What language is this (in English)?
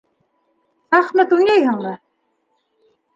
Bashkir